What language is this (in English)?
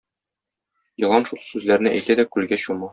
Tatar